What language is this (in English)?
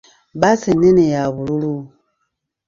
Ganda